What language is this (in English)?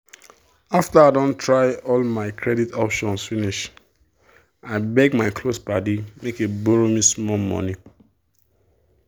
Nigerian Pidgin